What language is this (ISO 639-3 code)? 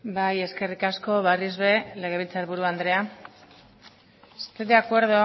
eus